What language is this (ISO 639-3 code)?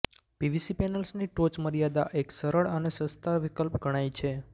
guj